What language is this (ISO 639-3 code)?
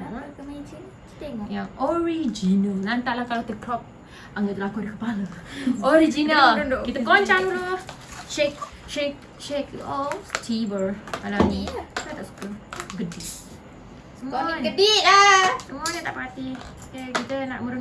msa